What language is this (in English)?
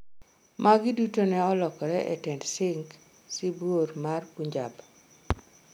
Luo (Kenya and Tanzania)